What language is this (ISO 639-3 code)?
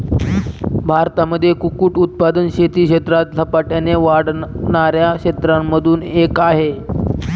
mar